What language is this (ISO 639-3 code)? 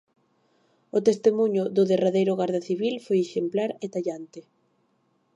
glg